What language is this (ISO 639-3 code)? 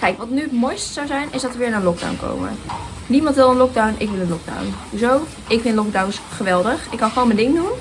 nld